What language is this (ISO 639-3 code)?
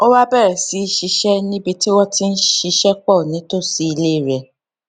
yor